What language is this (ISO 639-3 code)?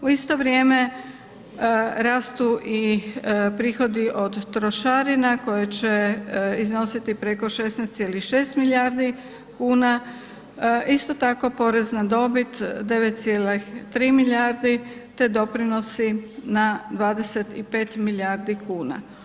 hrv